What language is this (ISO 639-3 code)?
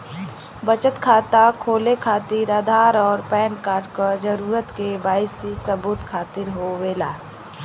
bho